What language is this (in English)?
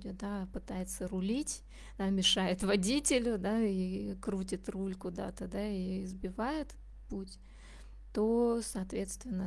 Russian